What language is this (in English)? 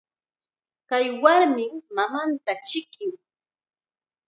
Chiquián Ancash Quechua